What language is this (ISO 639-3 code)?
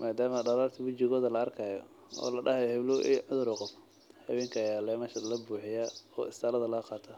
som